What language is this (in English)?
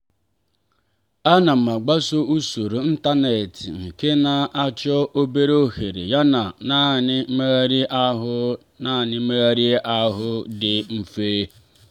Igbo